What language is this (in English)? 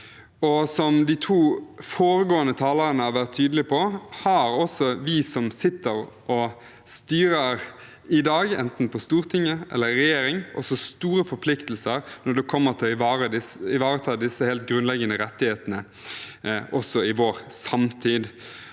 Norwegian